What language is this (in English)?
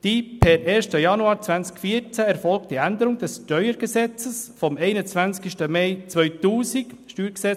Swiss German